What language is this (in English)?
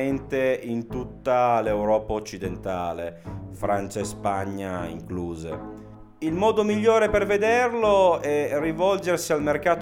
Italian